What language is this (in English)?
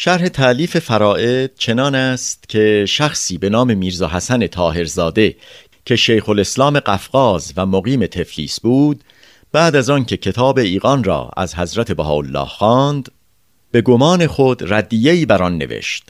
Persian